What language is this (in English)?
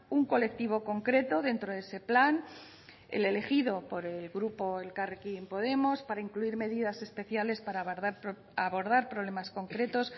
Spanish